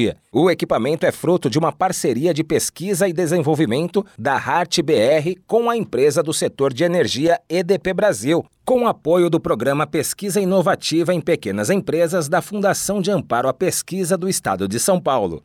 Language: Portuguese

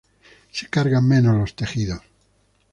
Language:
Spanish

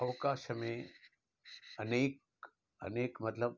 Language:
Sindhi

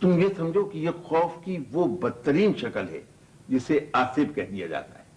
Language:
Urdu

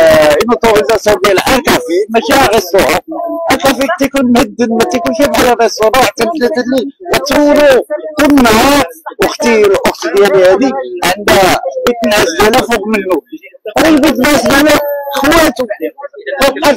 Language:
Arabic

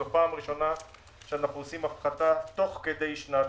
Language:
Hebrew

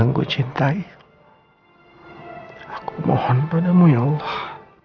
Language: Indonesian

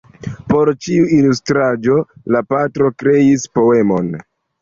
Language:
Esperanto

